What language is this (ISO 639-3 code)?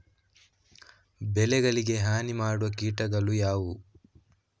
kan